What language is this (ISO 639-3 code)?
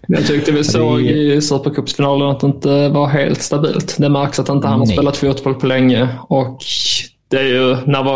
swe